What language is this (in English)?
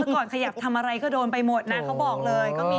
Thai